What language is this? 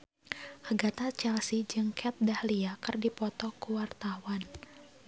Sundanese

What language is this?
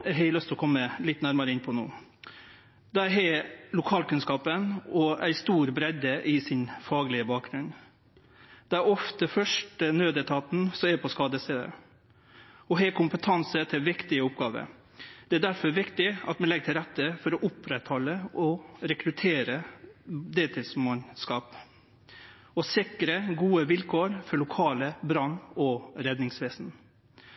Norwegian Nynorsk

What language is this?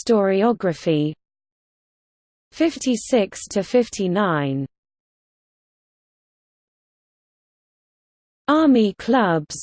English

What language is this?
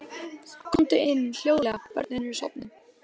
Icelandic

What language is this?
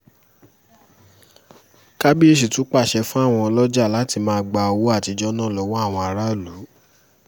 Yoruba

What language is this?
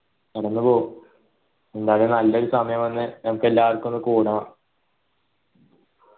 Malayalam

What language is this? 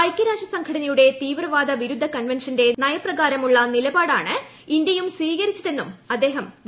Malayalam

